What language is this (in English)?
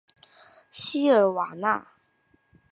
Chinese